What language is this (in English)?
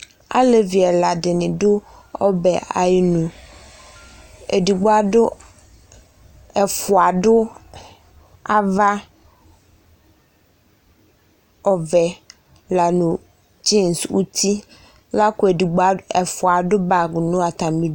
Ikposo